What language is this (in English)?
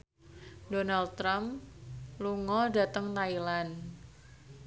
Javanese